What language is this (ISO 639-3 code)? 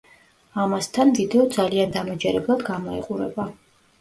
kat